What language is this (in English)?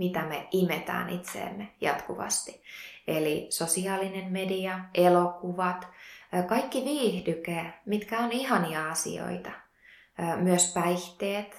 Finnish